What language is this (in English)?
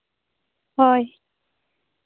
Santali